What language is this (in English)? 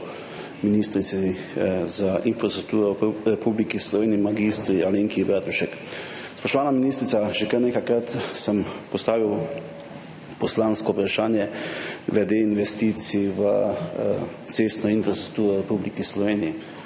Slovenian